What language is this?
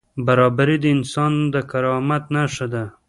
Pashto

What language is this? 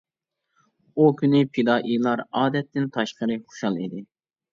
Uyghur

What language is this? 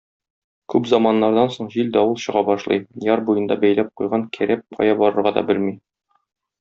Tatar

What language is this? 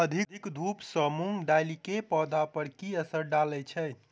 Maithili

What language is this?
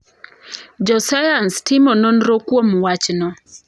Luo (Kenya and Tanzania)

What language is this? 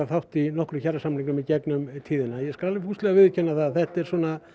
Icelandic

